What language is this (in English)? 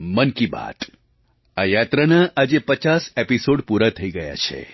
Gujarati